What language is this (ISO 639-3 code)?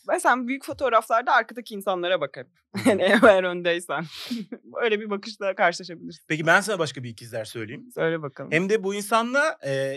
tur